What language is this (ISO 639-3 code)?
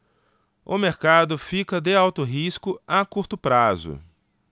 por